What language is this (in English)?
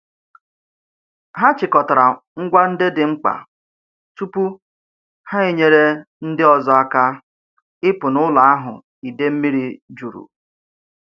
Igbo